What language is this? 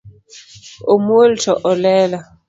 Luo (Kenya and Tanzania)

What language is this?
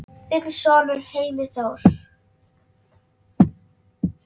Icelandic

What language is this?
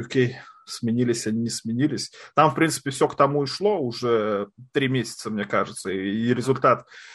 Russian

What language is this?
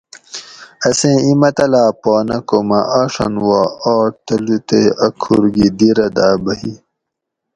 Gawri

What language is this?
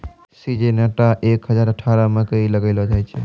Maithili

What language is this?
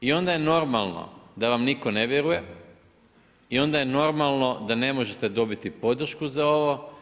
Croatian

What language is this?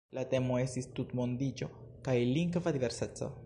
Esperanto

